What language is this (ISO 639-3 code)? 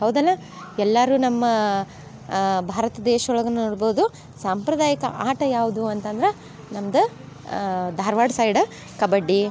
kan